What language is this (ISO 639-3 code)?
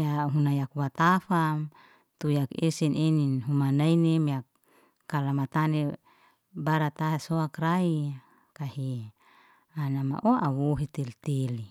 ste